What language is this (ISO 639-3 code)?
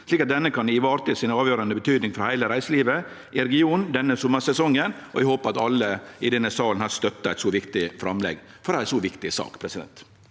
nor